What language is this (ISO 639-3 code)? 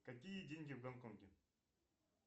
rus